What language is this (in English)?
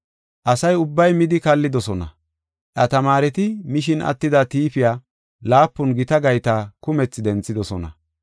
Gofa